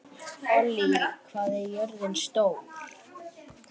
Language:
Icelandic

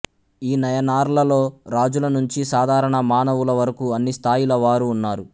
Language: Telugu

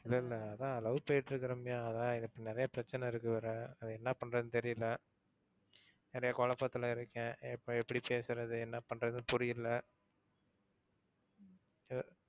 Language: Tamil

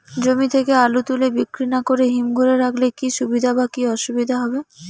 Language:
Bangla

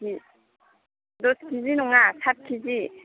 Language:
Bodo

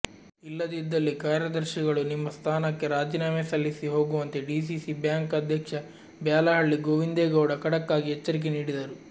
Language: Kannada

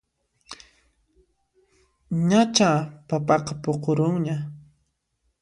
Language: Puno Quechua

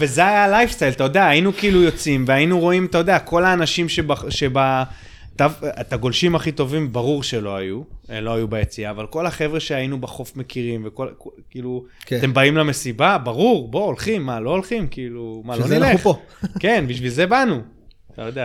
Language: Hebrew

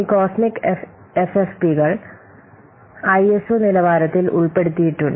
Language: Malayalam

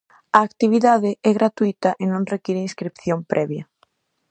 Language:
Galician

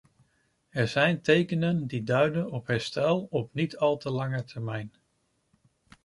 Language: Dutch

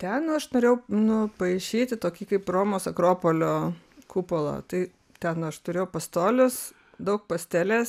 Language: Lithuanian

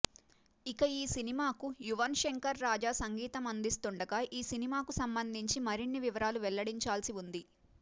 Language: Telugu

